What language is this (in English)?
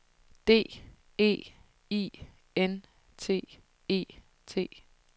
Danish